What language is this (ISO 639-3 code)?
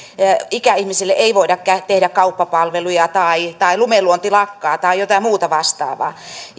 fin